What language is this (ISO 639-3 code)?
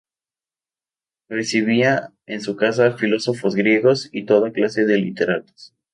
spa